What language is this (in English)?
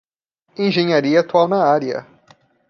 Portuguese